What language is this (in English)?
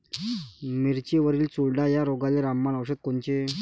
Marathi